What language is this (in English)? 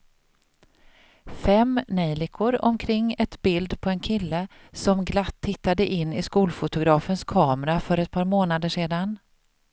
Swedish